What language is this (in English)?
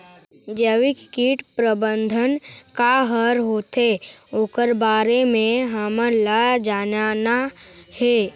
Chhattisgarhi